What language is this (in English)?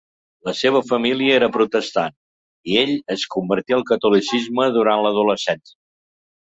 Catalan